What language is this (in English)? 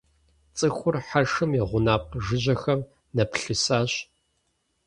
Kabardian